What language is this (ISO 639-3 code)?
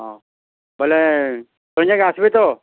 ori